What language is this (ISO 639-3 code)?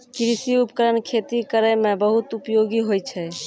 mai